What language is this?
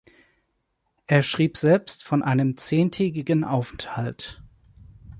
German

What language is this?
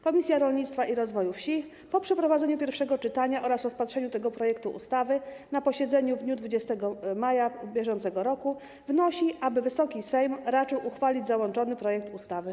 Polish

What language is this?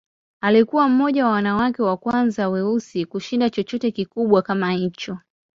Swahili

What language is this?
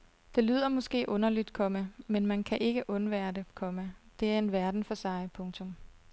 Danish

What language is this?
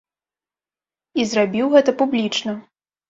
Belarusian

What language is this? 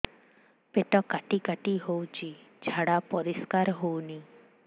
Odia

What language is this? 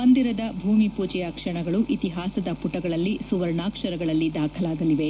Kannada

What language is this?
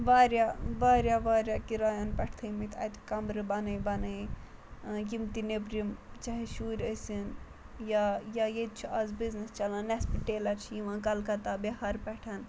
Kashmiri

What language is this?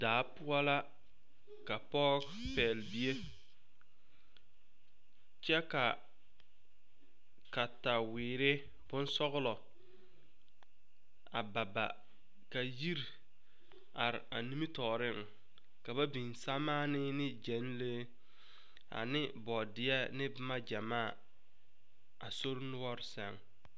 Southern Dagaare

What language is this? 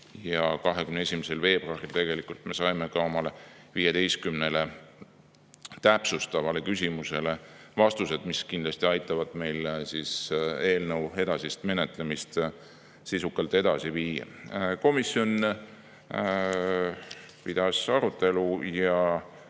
Estonian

